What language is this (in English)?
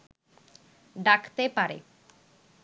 Bangla